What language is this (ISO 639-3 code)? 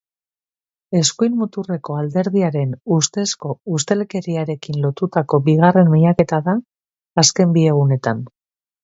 eus